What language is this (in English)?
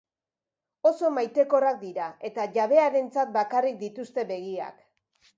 Basque